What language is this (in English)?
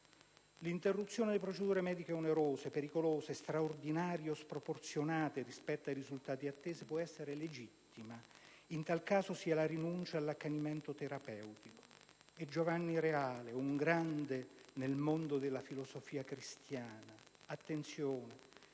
Italian